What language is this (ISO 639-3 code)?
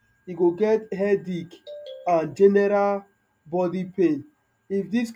pcm